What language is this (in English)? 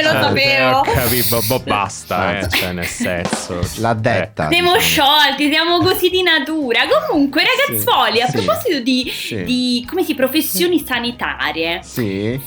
Italian